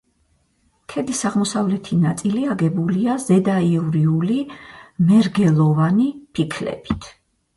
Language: Georgian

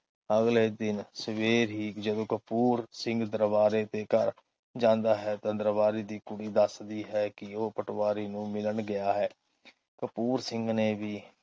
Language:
Punjabi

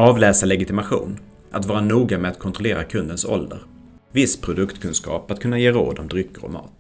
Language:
Swedish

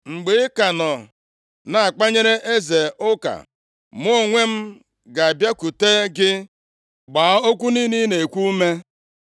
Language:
Igbo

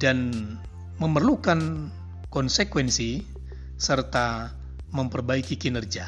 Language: Indonesian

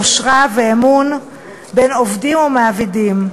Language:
Hebrew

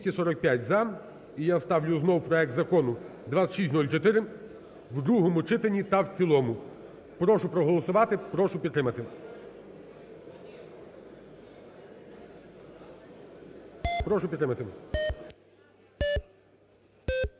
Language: Ukrainian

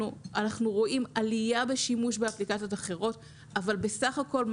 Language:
Hebrew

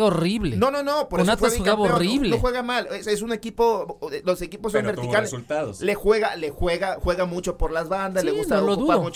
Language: Spanish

